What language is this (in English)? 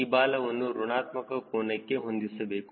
Kannada